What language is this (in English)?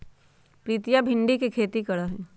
Magahi